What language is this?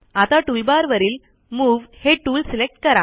Marathi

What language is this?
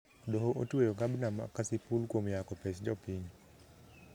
Luo (Kenya and Tanzania)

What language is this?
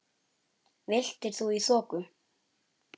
Icelandic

